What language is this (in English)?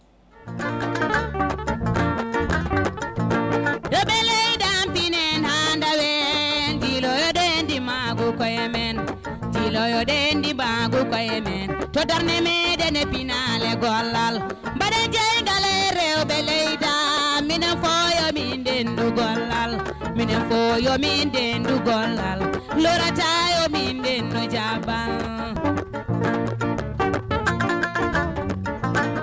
Fula